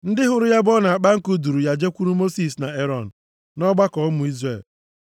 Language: Igbo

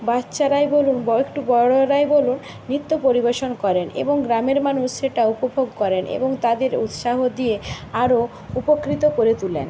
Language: Bangla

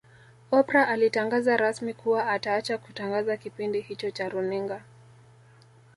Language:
Swahili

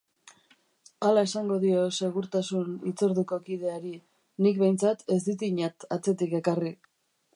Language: Basque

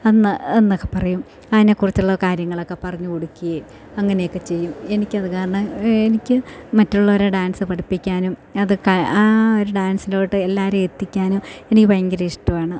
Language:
Malayalam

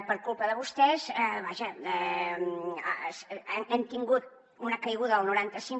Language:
Catalan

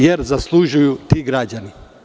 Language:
Serbian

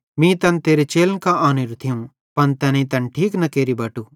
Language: Bhadrawahi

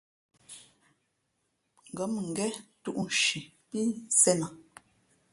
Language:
Fe'fe'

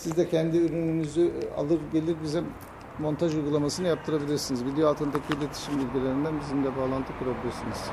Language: Turkish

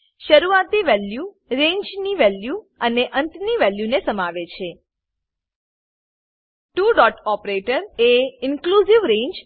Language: Gujarati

